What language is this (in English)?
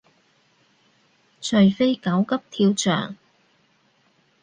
Cantonese